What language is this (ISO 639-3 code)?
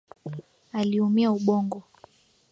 swa